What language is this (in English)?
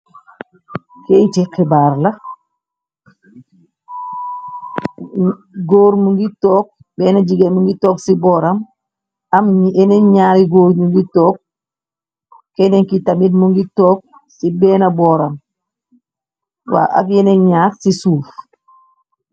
Wolof